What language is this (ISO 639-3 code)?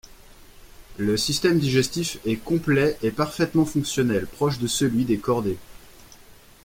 fra